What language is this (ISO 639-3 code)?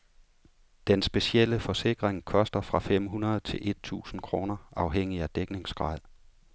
dan